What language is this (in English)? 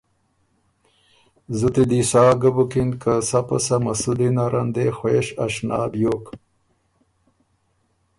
Ormuri